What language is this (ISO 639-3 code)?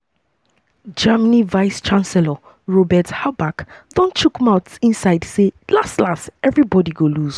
pcm